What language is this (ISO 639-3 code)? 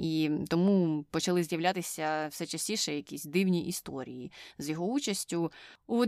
ukr